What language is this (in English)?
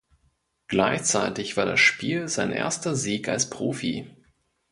German